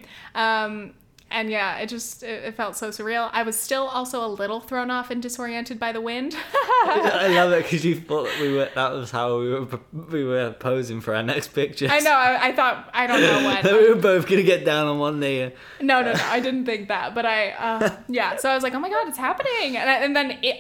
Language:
English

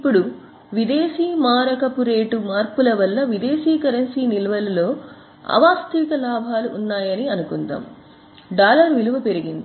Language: Telugu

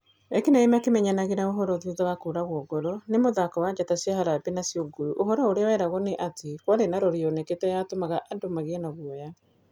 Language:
Kikuyu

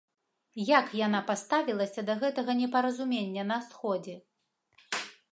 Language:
Belarusian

